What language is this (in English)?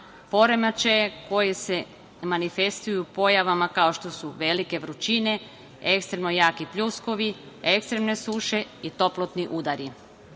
Serbian